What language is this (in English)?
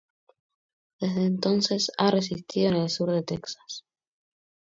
Spanish